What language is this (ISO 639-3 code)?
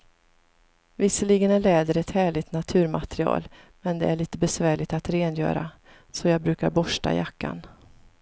swe